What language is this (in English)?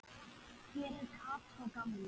Icelandic